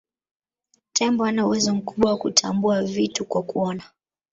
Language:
Swahili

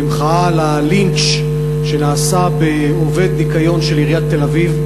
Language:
Hebrew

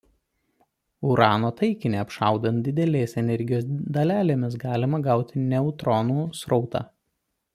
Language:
Lithuanian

